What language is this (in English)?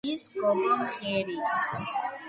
Georgian